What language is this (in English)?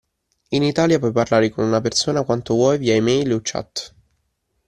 Italian